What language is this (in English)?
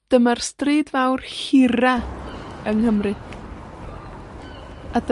Welsh